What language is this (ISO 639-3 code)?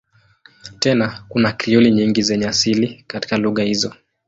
swa